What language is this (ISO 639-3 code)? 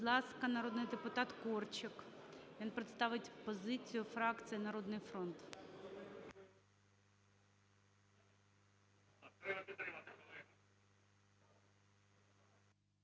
ukr